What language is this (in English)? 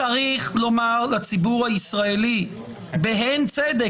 Hebrew